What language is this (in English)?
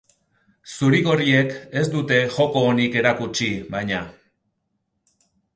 Basque